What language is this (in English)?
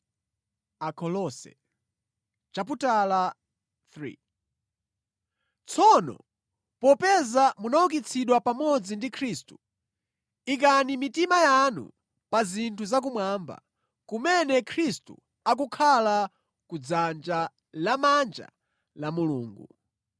Nyanja